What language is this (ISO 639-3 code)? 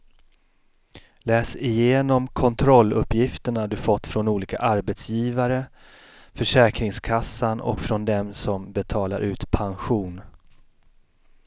swe